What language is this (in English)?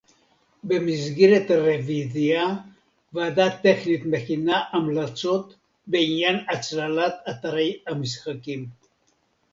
Hebrew